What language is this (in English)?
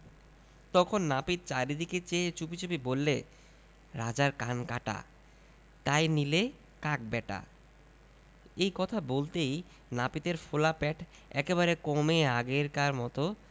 Bangla